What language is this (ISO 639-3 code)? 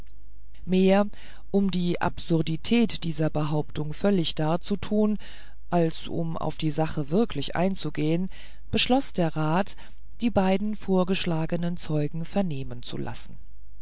deu